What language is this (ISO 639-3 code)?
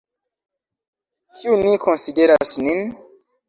epo